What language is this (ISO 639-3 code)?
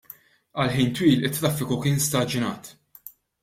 mlt